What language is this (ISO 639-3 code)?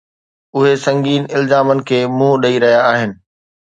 snd